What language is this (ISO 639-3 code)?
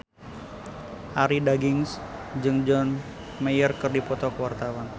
sun